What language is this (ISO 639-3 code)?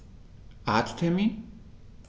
deu